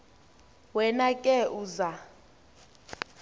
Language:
Xhosa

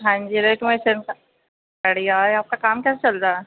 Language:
Urdu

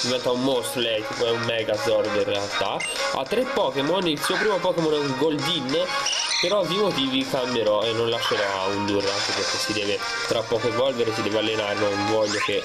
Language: Italian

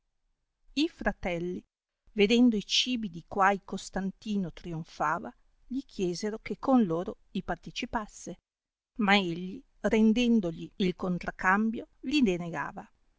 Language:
Italian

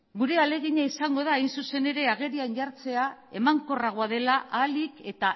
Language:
Basque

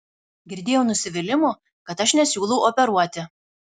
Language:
Lithuanian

